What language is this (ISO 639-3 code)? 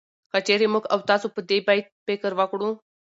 pus